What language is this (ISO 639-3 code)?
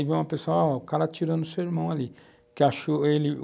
por